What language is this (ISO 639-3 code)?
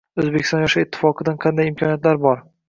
uzb